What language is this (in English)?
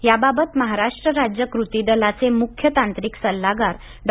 Marathi